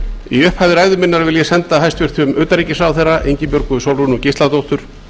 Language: Icelandic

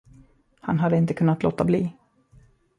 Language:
Swedish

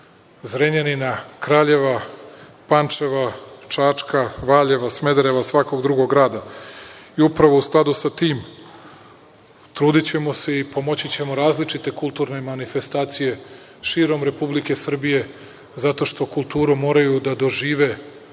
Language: Serbian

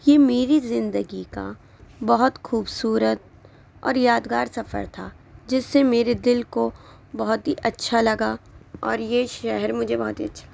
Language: Urdu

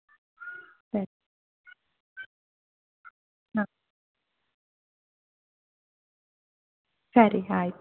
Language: Kannada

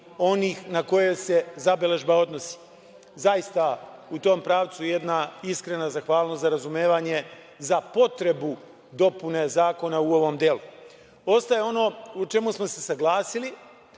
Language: Serbian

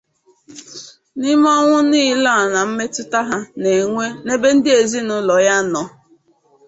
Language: Igbo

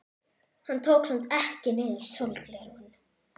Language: Icelandic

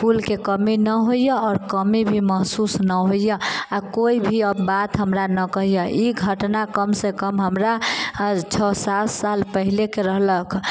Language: Maithili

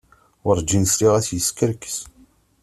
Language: Kabyle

